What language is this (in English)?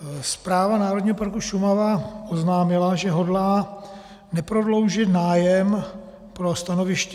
Czech